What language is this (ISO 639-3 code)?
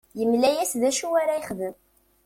kab